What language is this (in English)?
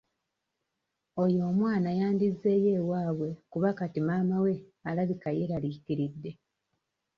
Ganda